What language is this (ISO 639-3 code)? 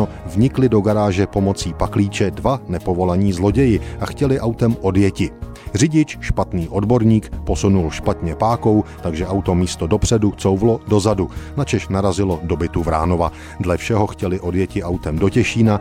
ces